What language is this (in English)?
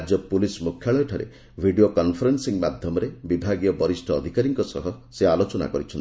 Odia